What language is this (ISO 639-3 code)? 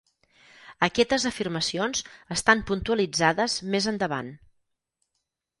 cat